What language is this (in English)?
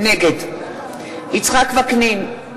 Hebrew